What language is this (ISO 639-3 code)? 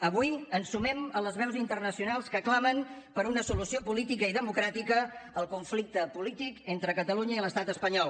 cat